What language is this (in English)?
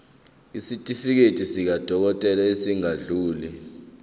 Zulu